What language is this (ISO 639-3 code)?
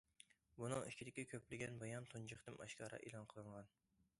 uig